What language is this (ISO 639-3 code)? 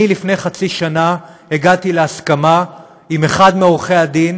heb